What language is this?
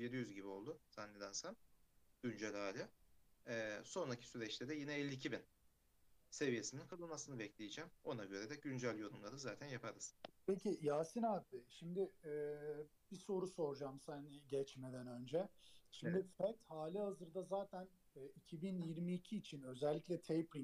Turkish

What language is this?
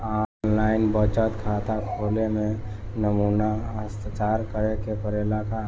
Bhojpuri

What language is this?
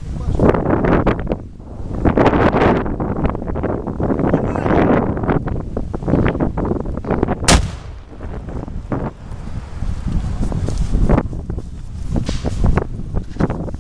Russian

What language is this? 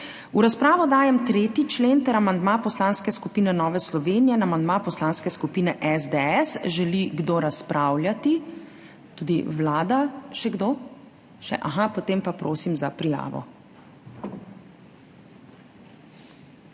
Slovenian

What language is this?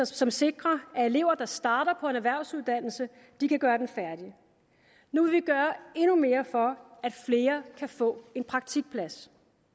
Danish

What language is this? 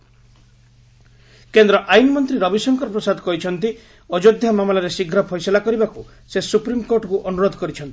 Odia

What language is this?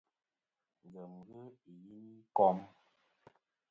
Kom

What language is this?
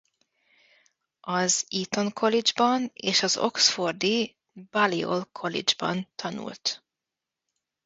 Hungarian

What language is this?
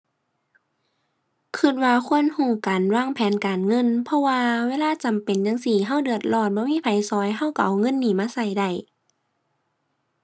Thai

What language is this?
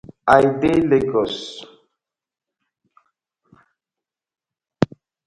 Nigerian Pidgin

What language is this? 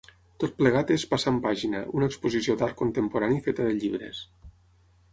Catalan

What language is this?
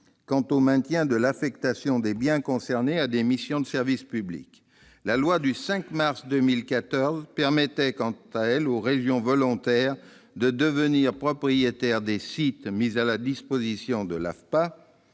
French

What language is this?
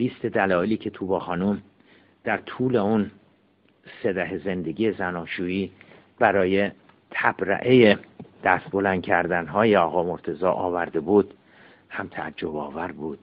Persian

